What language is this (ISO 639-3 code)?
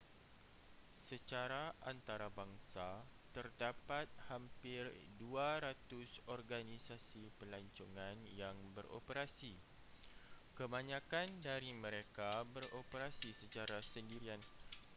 msa